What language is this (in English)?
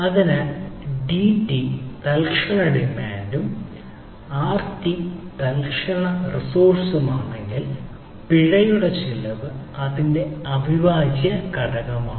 Malayalam